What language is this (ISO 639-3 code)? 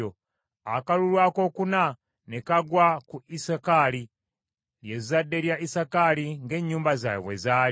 lug